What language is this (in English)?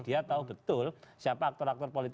Indonesian